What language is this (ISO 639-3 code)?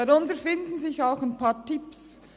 gsw